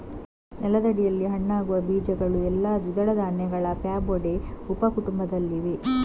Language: Kannada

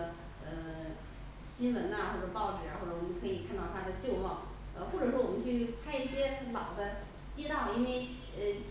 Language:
Chinese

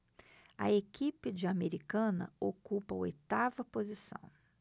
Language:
Portuguese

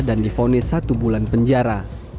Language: Indonesian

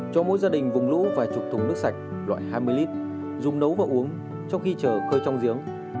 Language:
Vietnamese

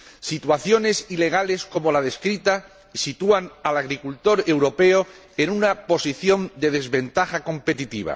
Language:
Spanish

